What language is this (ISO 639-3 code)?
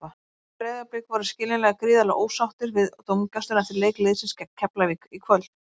isl